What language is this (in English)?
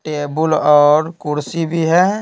Hindi